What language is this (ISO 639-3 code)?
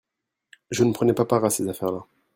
fra